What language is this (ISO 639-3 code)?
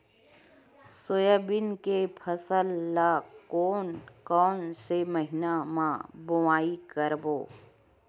hne